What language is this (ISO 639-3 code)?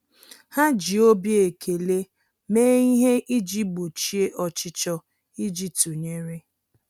ibo